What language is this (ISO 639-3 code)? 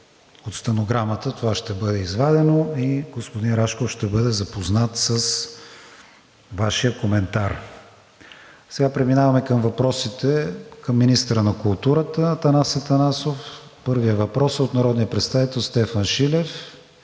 bul